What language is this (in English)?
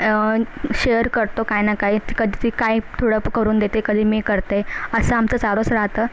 Marathi